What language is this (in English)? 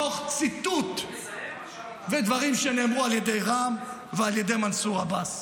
Hebrew